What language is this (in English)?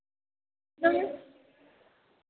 Dogri